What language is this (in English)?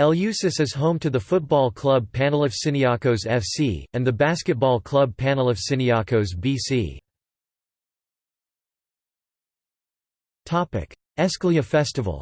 English